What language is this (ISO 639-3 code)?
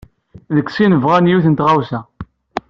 kab